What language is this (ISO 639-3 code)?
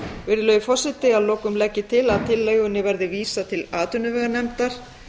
isl